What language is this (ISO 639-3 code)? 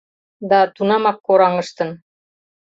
chm